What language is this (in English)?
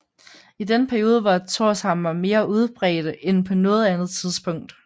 Danish